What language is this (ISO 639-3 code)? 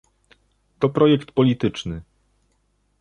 pol